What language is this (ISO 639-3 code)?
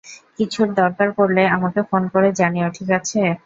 ben